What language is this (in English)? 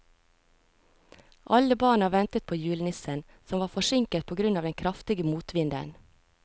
Norwegian